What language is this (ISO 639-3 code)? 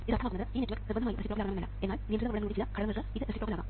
mal